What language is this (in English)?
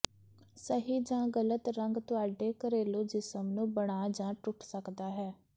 Punjabi